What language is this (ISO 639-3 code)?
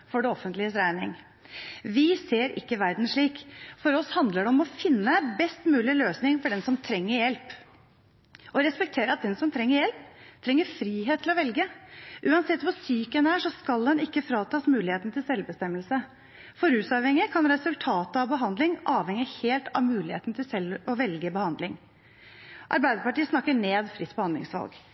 nob